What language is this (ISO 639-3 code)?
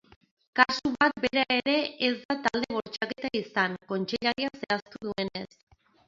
eus